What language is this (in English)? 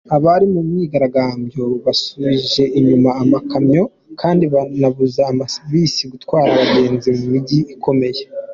Kinyarwanda